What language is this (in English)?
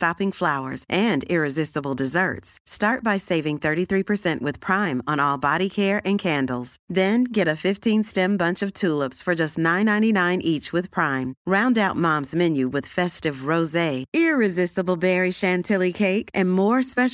Spanish